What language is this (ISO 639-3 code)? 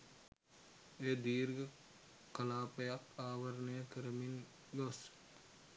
sin